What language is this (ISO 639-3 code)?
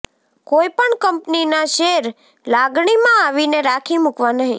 guj